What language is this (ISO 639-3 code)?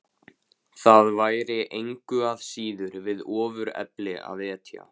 isl